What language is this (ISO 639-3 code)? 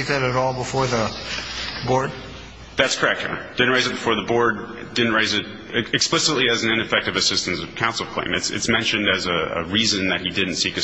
eng